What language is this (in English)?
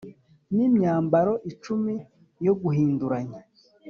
Kinyarwanda